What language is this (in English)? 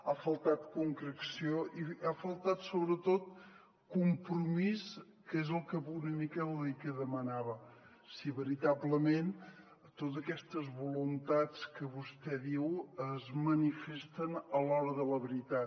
Catalan